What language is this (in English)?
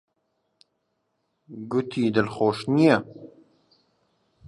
Central Kurdish